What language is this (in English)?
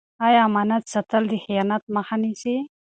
Pashto